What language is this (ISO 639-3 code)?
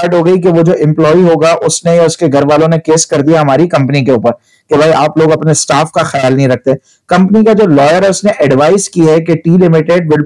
hin